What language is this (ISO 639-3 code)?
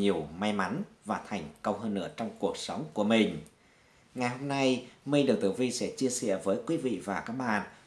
vie